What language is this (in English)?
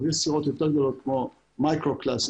Hebrew